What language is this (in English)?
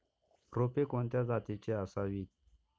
Marathi